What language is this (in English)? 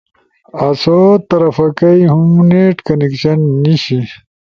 Ushojo